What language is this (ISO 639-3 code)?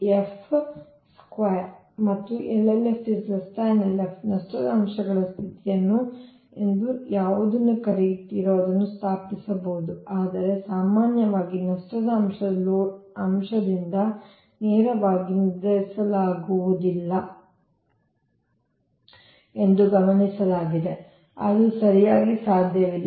kan